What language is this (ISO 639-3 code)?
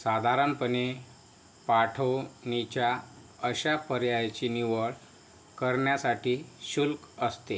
mar